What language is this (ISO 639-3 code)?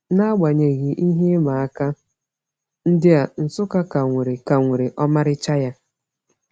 ibo